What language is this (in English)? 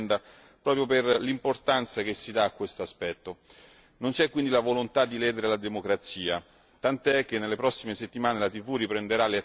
Italian